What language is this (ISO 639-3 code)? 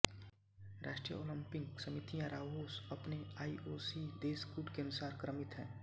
hin